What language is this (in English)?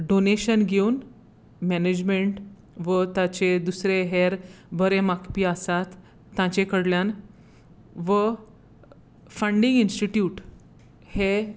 Konkani